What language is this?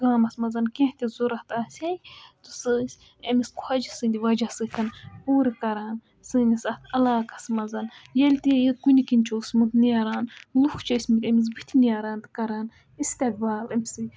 Kashmiri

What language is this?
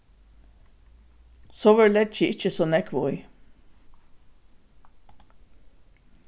Faroese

